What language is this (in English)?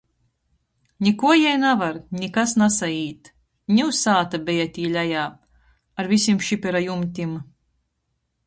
Latgalian